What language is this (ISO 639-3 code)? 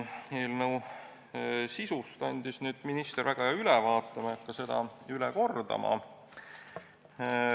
est